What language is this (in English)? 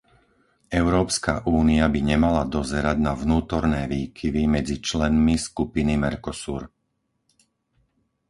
Slovak